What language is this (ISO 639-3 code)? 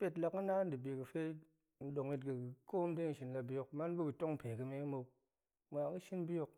ank